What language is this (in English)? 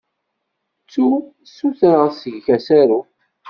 Kabyle